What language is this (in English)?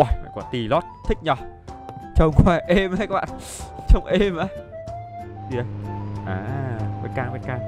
Vietnamese